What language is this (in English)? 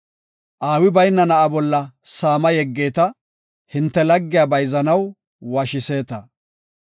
Gofa